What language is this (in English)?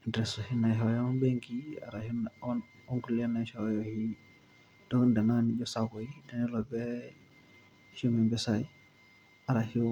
Masai